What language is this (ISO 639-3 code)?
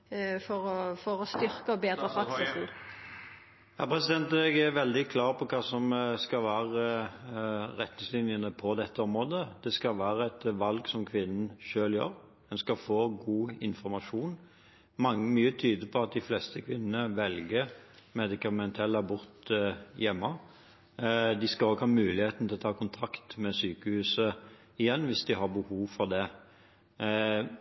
nor